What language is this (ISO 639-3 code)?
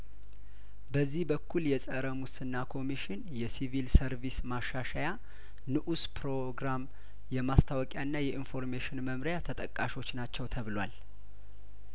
amh